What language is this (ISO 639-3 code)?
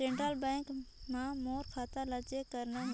hne